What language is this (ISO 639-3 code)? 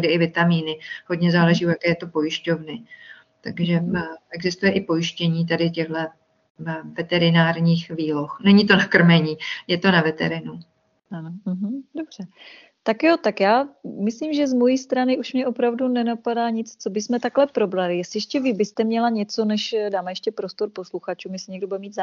ces